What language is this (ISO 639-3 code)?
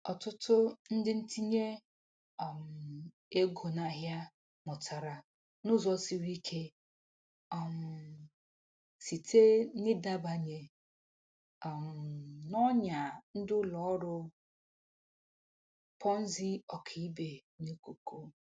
ibo